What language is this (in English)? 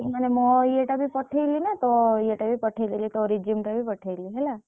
Odia